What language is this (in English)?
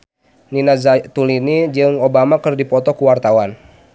Sundanese